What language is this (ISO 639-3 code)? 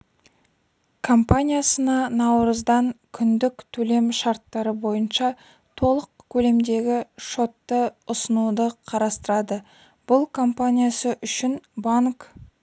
kaz